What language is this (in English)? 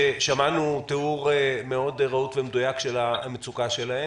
Hebrew